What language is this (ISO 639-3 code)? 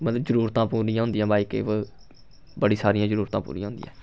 doi